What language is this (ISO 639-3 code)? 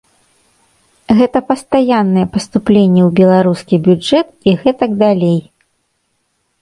bel